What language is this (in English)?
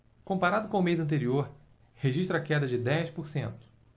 Portuguese